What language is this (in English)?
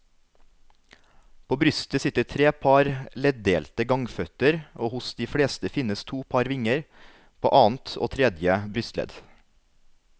Norwegian